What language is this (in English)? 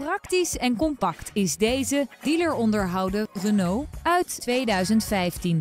Dutch